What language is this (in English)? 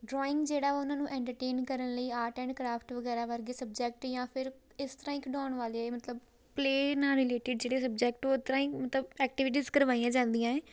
Punjabi